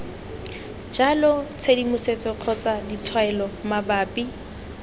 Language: Tswana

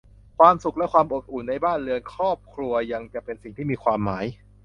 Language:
Thai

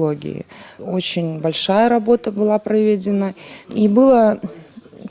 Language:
Russian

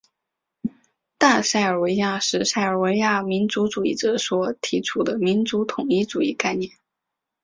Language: Chinese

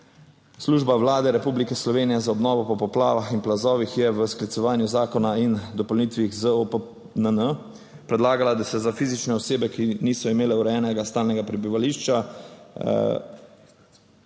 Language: Slovenian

